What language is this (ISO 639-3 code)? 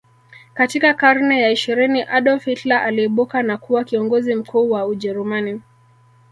swa